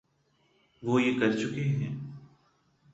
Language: Urdu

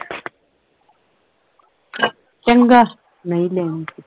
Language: Punjabi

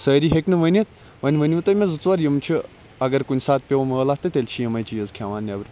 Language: Kashmiri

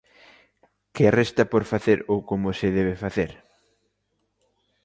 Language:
Galician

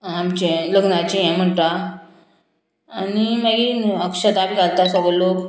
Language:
Konkani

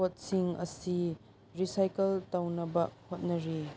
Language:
Manipuri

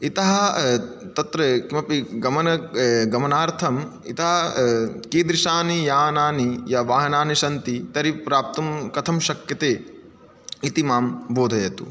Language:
Sanskrit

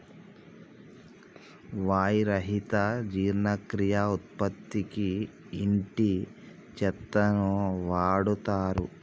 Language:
Telugu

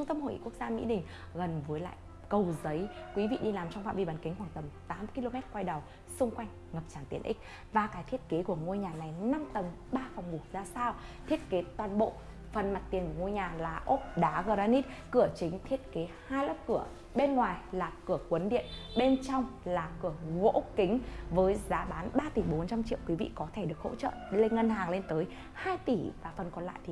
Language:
Vietnamese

